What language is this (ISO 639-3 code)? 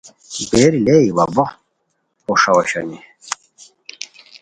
khw